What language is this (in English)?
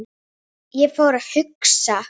Icelandic